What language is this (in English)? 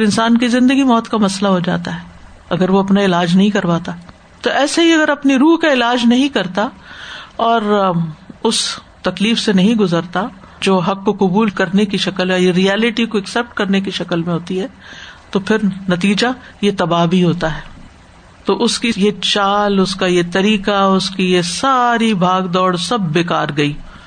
Urdu